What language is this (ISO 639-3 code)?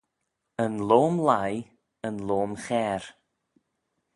glv